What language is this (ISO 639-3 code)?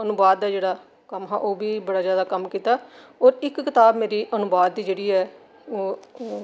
doi